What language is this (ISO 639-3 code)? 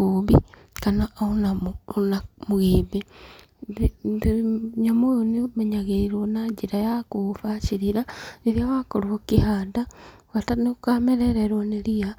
kik